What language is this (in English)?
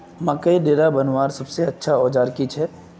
Magahi